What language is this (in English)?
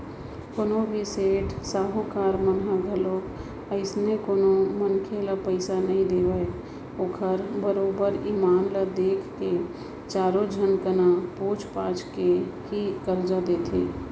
Chhattisgarhi